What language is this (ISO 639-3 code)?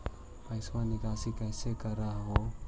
mag